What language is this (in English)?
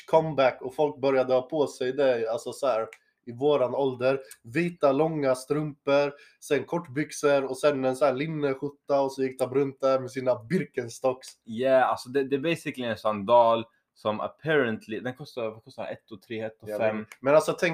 Swedish